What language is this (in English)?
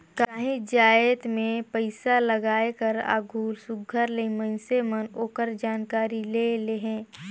Chhattisgarhi